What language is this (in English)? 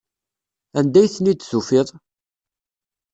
Kabyle